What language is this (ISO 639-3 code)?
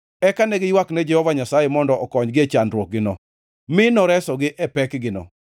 luo